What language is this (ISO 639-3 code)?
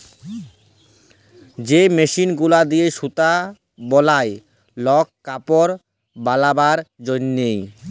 ben